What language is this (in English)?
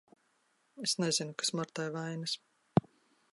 Latvian